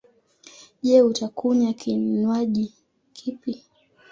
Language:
Swahili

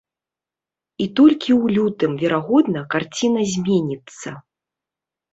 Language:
Belarusian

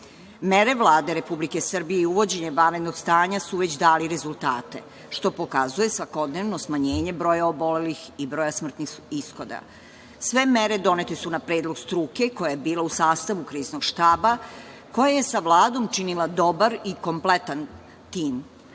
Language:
Serbian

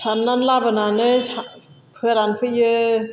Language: Bodo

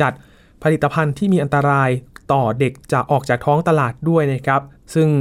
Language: Thai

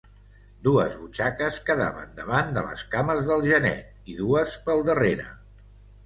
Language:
Catalan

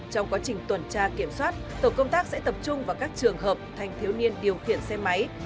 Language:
Vietnamese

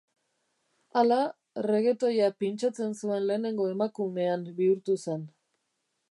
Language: Basque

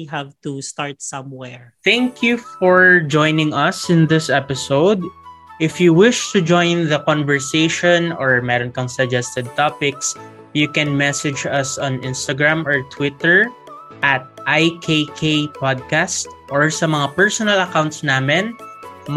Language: Filipino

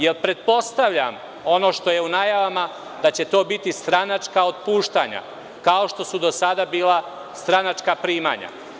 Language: Serbian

